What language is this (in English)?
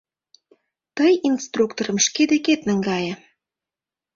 Mari